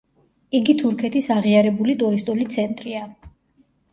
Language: Georgian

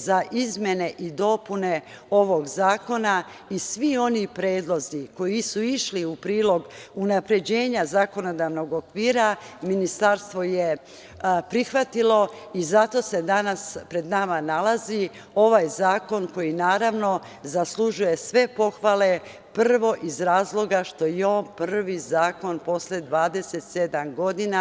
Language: Serbian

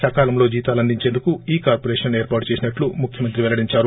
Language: Telugu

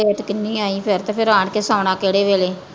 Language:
Punjabi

